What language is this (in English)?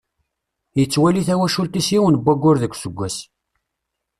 Kabyle